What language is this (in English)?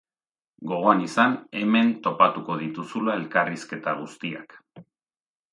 Basque